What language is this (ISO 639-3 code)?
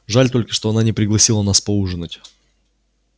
rus